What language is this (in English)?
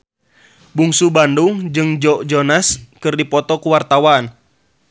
Sundanese